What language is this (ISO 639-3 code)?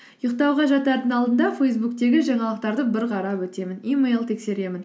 kaz